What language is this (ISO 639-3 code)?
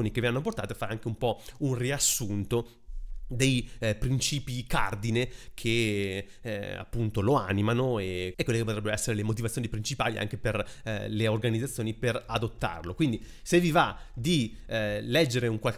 ita